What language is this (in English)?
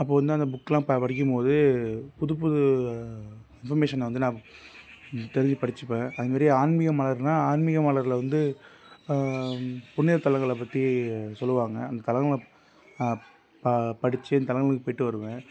Tamil